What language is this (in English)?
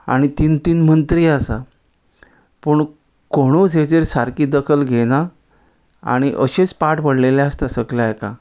Konkani